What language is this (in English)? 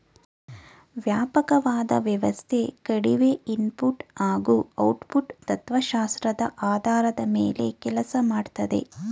Kannada